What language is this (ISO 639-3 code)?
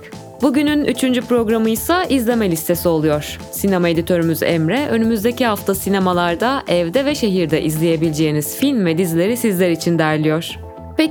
tur